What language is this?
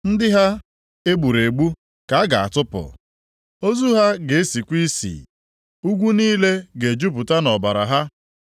Igbo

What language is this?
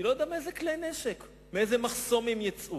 Hebrew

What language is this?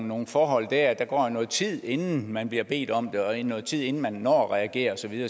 Danish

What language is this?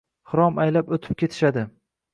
Uzbek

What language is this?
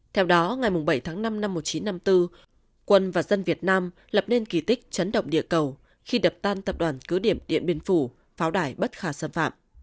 Vietnamese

